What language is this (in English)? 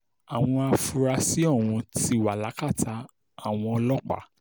Yoruba